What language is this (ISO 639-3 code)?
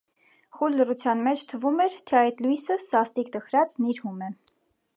hye